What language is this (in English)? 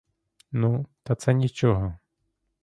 Ukrainian